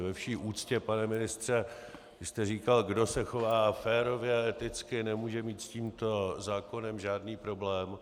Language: Czech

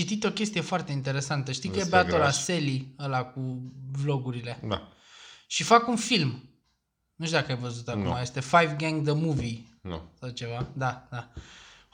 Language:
Romanian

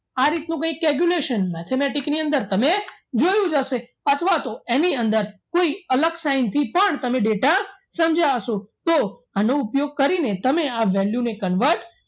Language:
Gujarati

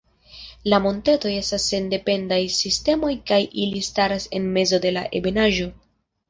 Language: Esperanto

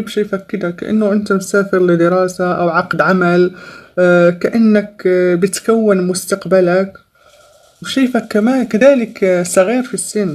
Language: Arabic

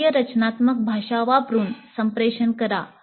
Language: Marathi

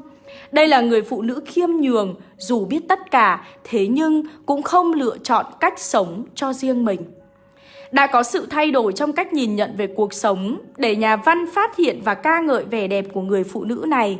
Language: Vietnamese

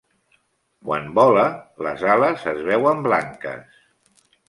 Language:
Catalan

